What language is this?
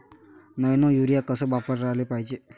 Marathi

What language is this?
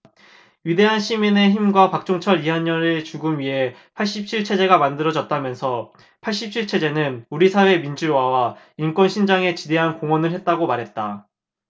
Korean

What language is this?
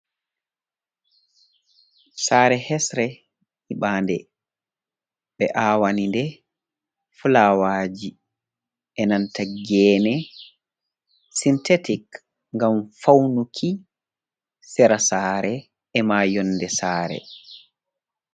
Fula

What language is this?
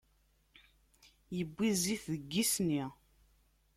Kabyle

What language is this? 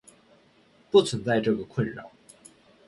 Chinese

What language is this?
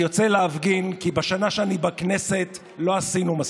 Hebrew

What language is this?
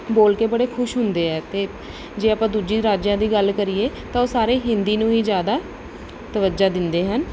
Punjabi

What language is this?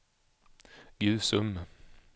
Swedish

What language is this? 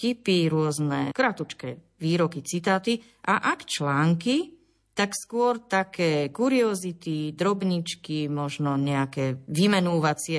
Slovak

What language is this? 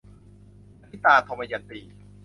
Thai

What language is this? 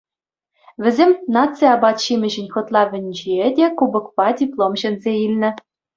Chuvash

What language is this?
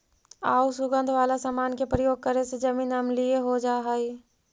Magahi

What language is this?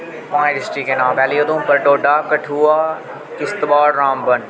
Dogri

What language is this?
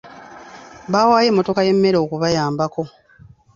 Ganda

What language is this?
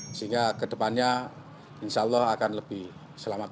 Indonesian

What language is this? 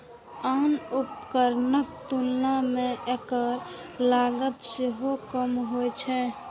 Maithili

